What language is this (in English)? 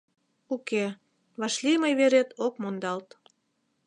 Mari